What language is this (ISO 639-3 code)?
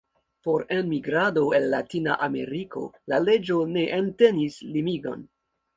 epo